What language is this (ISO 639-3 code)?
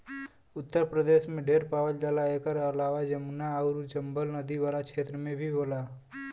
bho